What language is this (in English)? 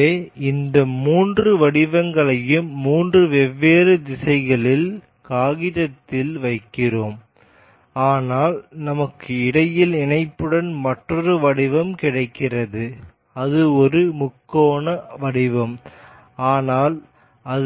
Tamil